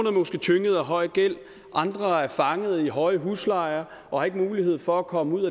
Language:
Danish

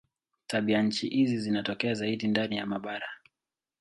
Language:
Swahili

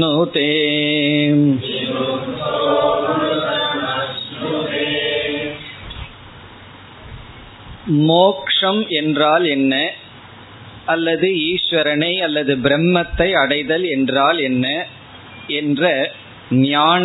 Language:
Tamil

